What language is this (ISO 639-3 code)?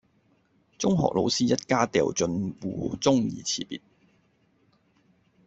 yue